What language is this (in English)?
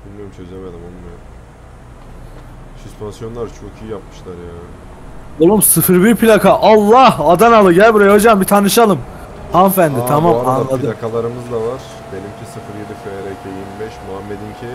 Turkish